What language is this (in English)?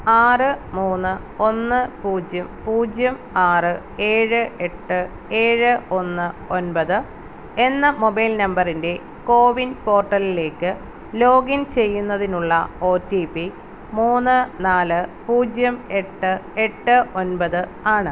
Malayalam